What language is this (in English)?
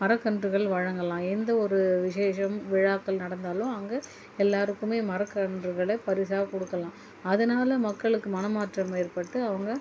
Tamil